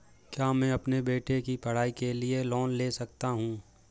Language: Hindi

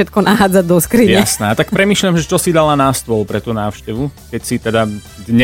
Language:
Slovak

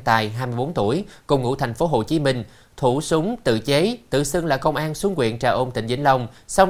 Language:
Vietnamese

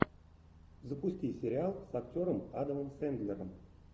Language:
Russian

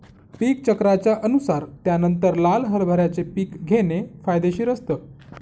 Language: Marathi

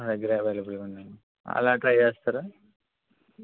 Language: Telugu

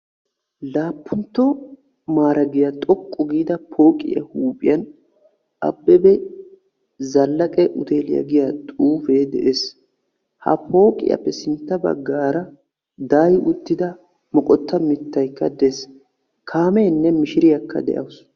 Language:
Wolaytta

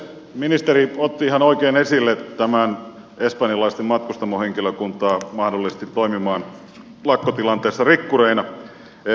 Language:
Finnish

